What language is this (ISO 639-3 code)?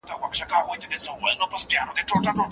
pus